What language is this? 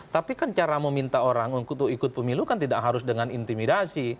Indonesian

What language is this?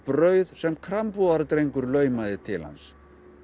Icelandic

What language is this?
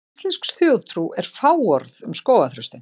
Icelandic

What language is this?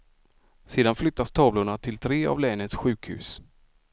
Swedish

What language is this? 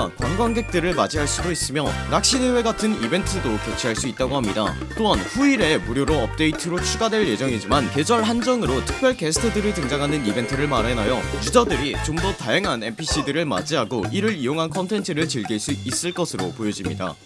Korean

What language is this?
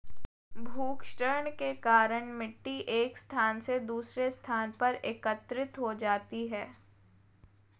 Hindi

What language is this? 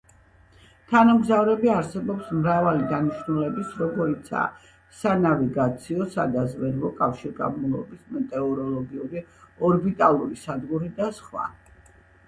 Georgian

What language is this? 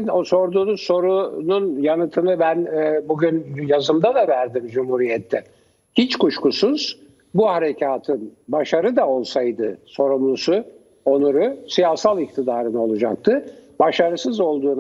Turkish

